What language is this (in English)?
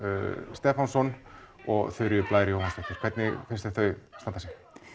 Icelandic